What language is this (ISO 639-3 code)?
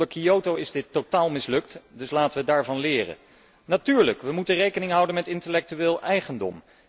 nld